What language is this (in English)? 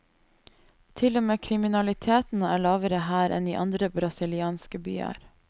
Norwegian